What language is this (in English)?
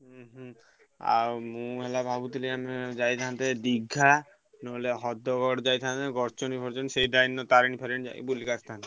Odia